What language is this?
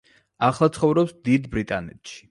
Georgian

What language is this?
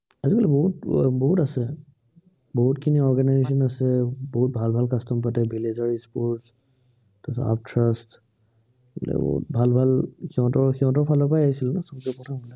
Assamese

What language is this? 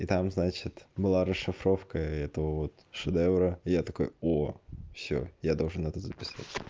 Russian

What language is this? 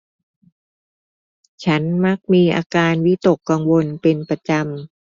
Thai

